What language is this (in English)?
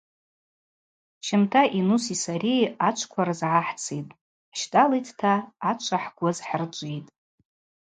Abaza